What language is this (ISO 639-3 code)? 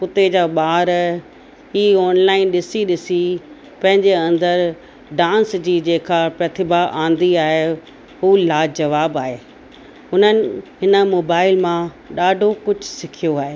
snd